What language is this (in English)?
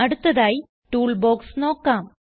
Malayalam